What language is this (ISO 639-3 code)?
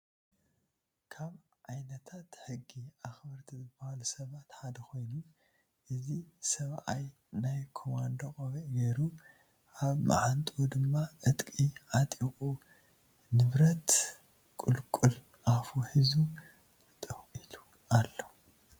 tir